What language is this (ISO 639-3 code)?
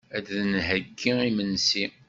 kab